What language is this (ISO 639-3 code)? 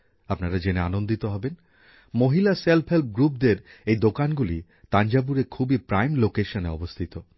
ben